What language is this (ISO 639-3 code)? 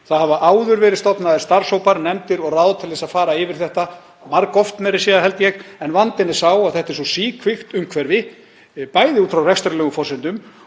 isl